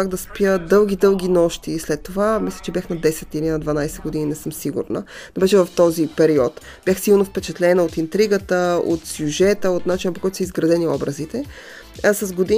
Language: Bulgarian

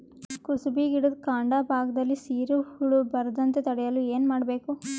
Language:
Kannada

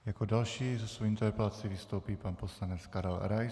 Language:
Czech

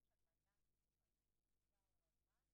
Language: Hebrew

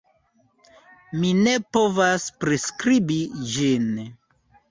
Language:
Esperanto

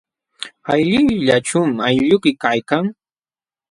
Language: Jauja Wanca Quechua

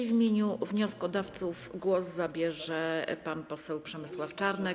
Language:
Polish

